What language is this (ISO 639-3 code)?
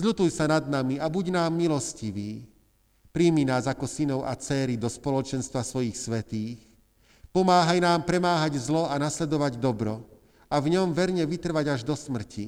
slk